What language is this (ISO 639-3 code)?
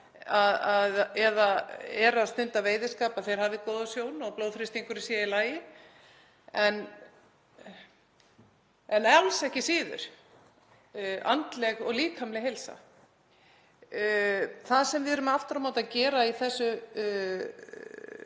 isl